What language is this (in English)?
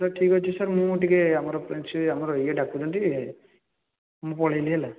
Odia